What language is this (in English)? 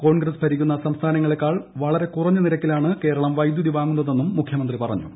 Malayalam